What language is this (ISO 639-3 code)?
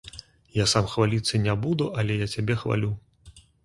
bel